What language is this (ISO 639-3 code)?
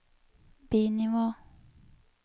nor